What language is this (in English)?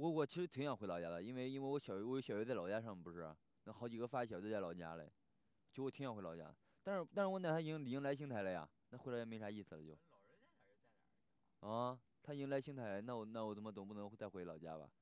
Chinese